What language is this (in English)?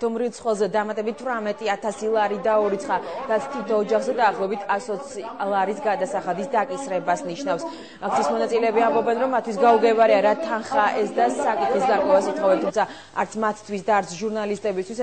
Romanian